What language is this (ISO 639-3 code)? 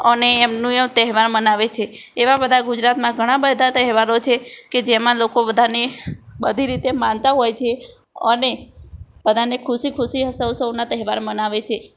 guj